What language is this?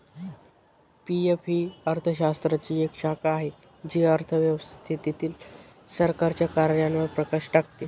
Marathi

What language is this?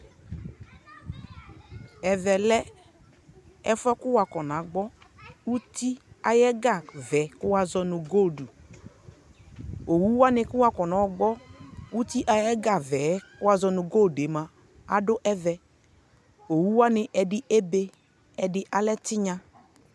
Ikposo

